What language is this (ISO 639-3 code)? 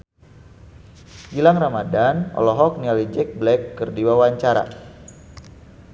sun